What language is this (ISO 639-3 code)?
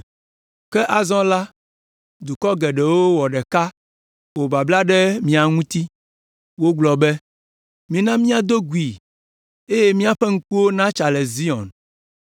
ewe